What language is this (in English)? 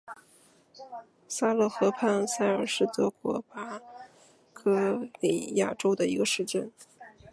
Chinese